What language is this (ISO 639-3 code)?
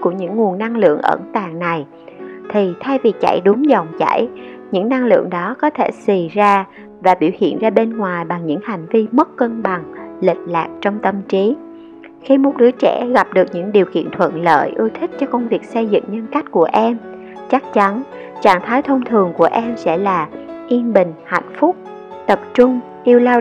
vie